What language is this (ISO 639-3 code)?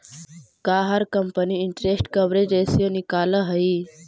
mag